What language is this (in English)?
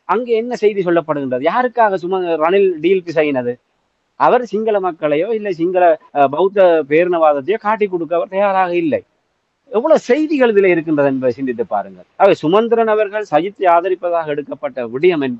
Tamil